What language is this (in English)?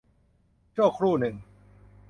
Thai